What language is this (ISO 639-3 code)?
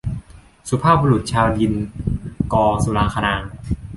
tha